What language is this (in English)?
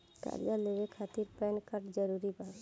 Bhojpuri